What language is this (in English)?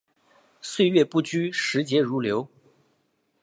Chinese